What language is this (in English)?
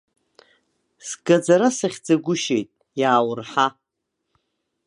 Abkhazian